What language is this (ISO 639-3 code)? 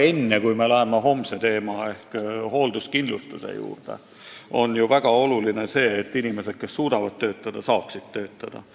est